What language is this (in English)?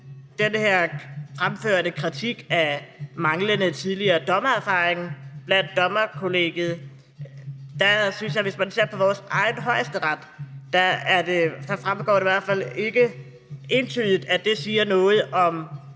Danish